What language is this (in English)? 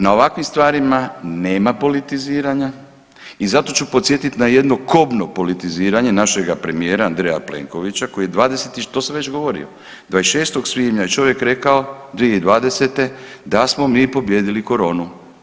Croatian